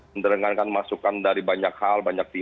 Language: Indonesian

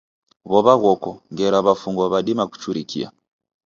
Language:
Taita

